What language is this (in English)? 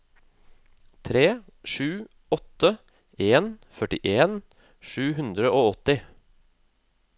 Norwegian